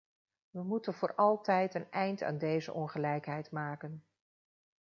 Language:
Dutch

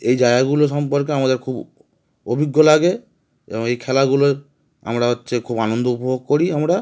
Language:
Bangla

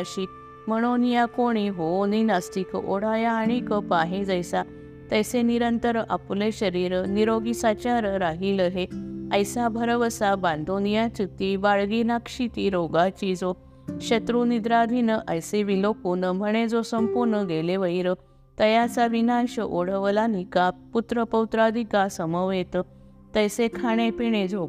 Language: Marathi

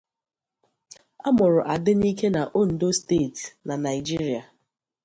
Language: Igbo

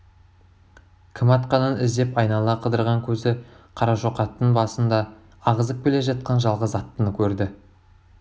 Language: Kazakh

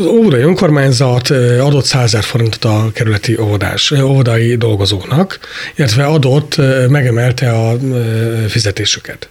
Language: Hungarian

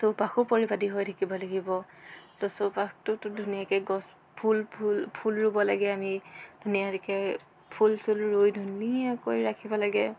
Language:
Assamese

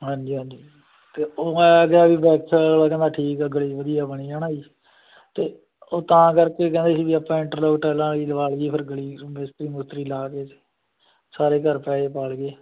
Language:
Punjabi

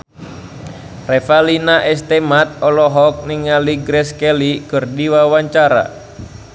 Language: Sundanese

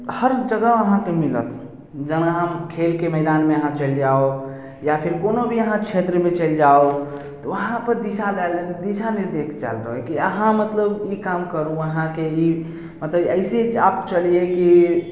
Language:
Maithili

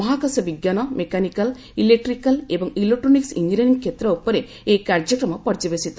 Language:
Odia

